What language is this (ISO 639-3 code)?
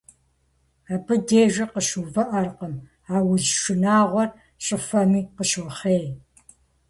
kbd